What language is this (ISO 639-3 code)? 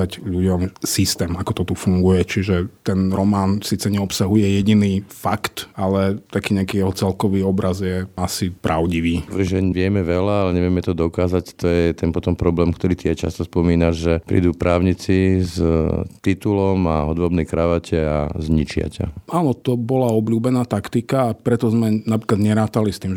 slk